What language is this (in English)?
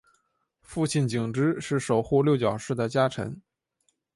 Chinese